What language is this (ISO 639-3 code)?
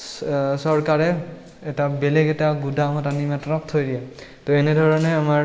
asm